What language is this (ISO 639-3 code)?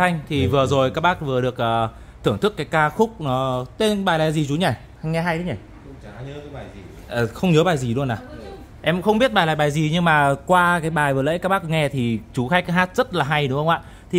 vie